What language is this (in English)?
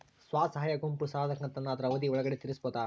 Kannada